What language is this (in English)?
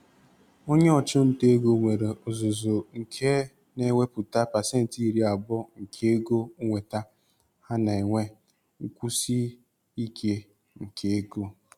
Igbo